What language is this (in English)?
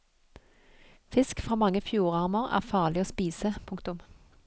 Norwegian